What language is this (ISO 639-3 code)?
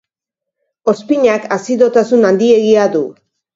eus